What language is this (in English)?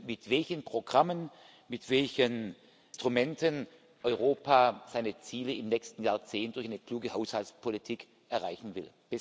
German